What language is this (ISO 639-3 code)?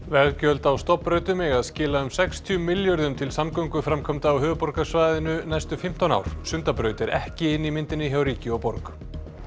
isl